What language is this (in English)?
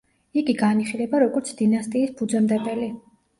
Georgian